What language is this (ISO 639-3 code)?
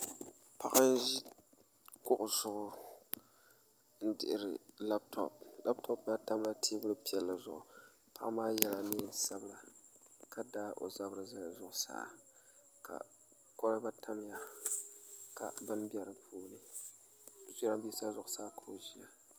dag